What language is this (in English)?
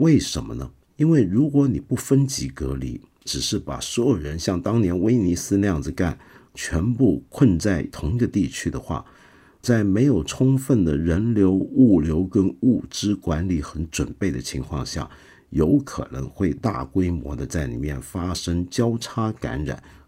Chinese